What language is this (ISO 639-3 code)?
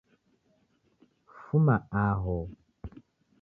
dav